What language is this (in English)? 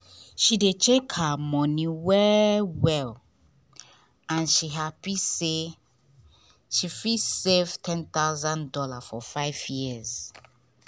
Nigerian Pidgin